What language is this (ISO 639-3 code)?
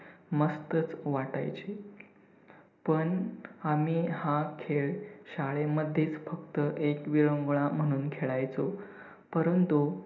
mar